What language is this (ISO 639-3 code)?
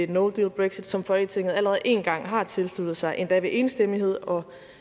dan